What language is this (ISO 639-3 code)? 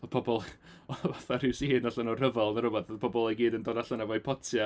cym